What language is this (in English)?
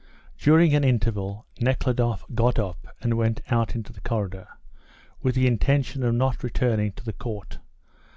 English